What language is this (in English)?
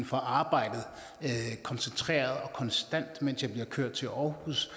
Danish